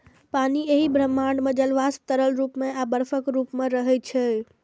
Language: Maithili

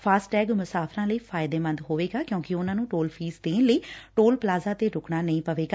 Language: Punjabi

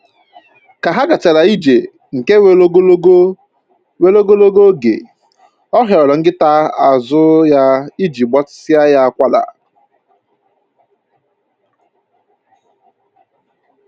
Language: Igbo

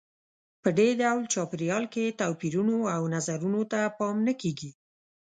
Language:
Pashto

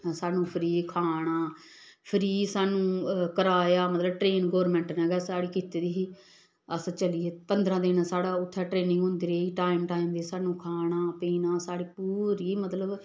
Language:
Dogri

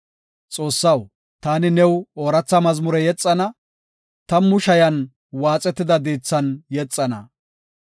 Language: Gofa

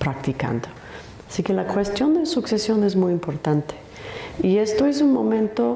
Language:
Spanish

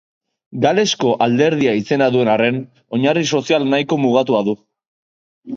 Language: Basque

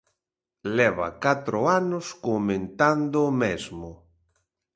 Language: Galician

